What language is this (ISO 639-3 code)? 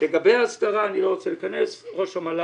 heb